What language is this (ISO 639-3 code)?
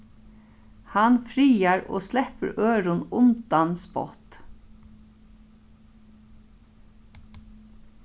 fao